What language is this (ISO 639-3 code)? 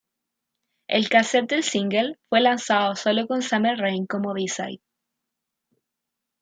spa